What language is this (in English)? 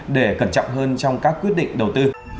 Vietnamese